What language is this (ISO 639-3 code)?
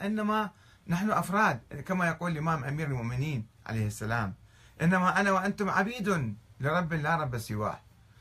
ara